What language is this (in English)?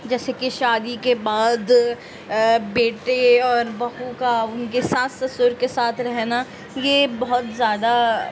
Urdu